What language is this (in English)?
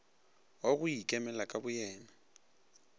Northern Sotho